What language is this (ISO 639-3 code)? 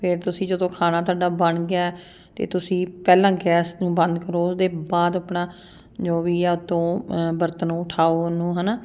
pan